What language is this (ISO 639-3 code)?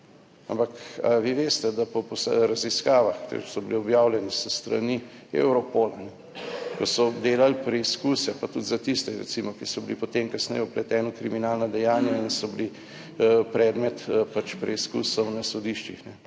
slv